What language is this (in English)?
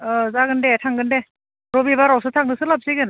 Bodo